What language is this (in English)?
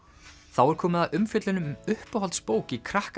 Icelandic